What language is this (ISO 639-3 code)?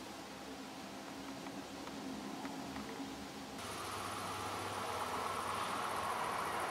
ces